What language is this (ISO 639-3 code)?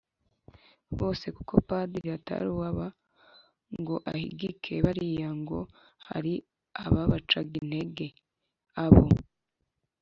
kin